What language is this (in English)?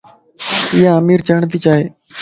Lasi